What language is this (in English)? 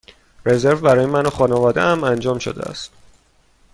Persian